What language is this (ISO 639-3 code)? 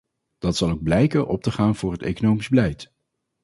nld